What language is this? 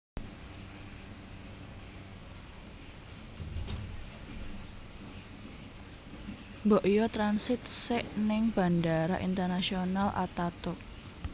Javanese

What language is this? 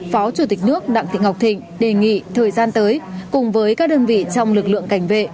Vietnamese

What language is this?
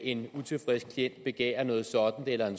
Danish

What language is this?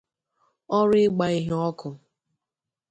Igbo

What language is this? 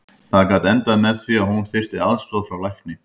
Icelandic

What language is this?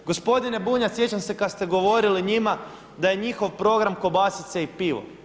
Croatian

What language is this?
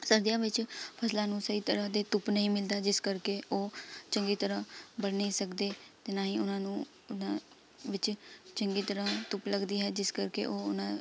Punjabi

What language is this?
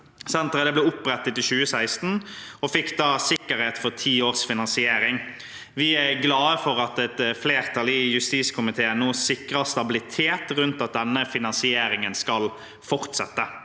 Norwegian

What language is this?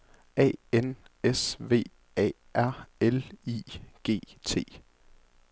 Danish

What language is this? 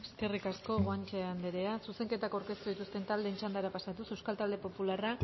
Basque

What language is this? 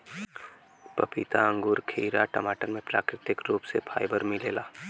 Bhojpuri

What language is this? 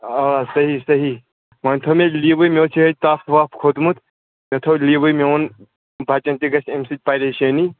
Kashmiri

